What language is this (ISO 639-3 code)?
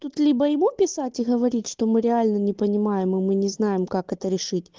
rus